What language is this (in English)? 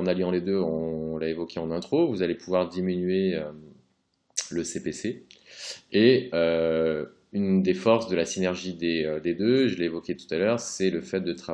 French